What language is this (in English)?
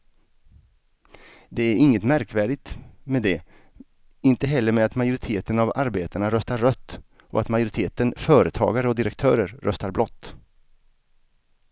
Swedish